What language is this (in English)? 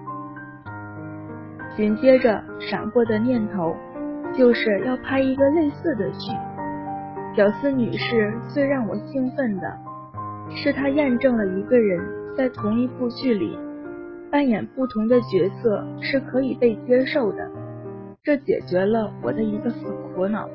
Chinese